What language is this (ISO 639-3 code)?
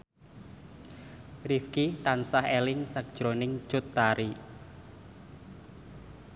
jav